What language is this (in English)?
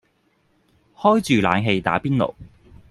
Cantonese